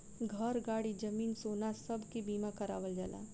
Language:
Bhojpuri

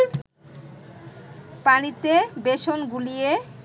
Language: Bangla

